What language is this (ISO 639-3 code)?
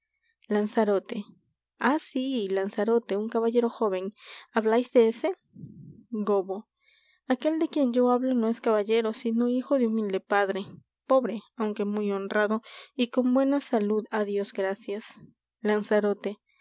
spa